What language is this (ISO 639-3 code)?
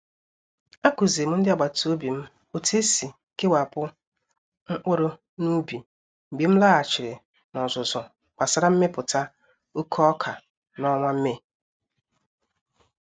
ibo